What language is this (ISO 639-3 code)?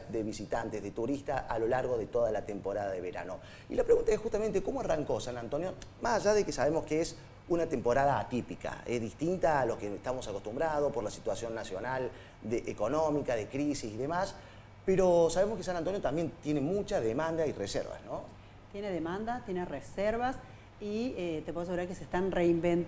spa